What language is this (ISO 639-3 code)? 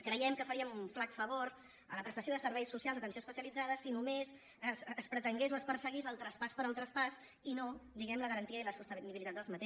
cat